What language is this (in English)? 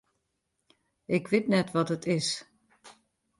Western Frisian